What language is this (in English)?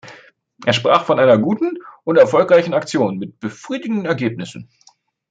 German